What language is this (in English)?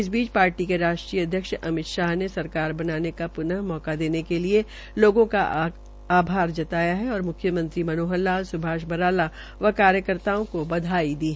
Hindi